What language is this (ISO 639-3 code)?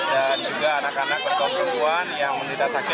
ind